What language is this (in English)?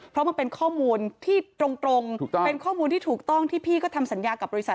Thai